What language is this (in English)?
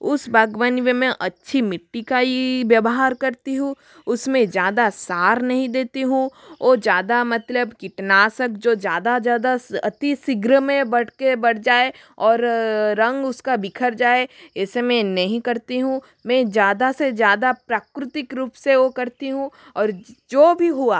Hindi